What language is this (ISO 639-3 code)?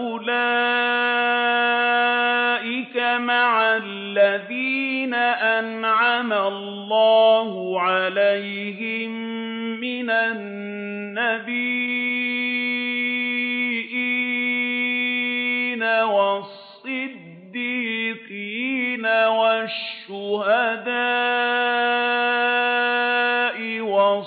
ara